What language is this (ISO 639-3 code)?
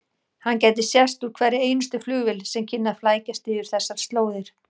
isl